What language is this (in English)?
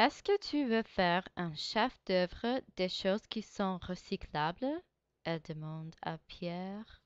French